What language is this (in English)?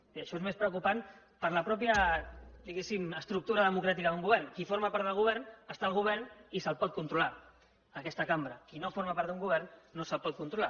Catalan